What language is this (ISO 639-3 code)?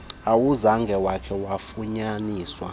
xho